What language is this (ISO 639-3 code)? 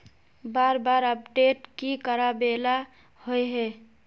mag